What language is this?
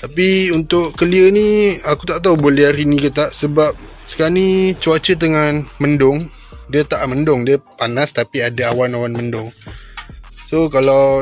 Malay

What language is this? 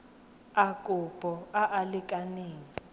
Tswana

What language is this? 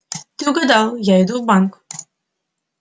Russian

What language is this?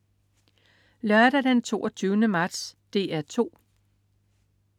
Danish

